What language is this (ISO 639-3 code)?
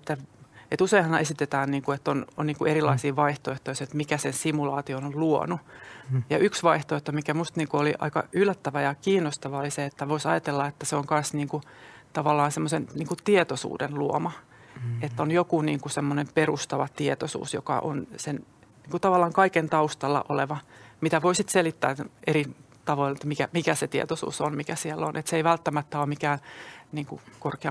fin